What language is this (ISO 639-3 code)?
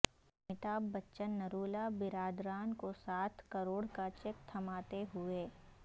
urd